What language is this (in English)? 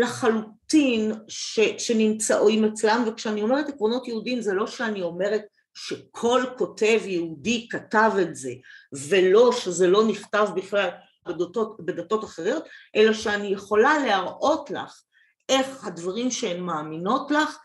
Hebrew